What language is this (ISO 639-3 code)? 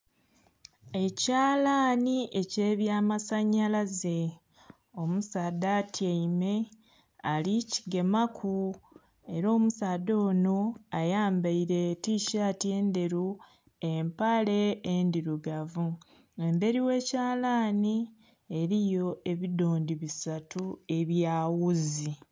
xog